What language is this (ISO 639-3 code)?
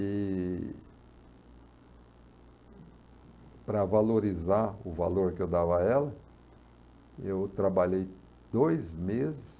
por